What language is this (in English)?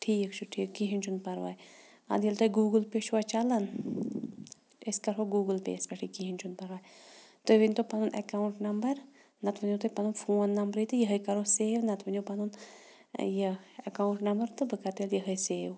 Kashmiri